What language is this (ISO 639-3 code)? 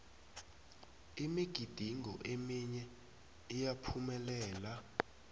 nbl